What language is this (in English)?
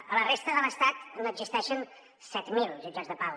Catalan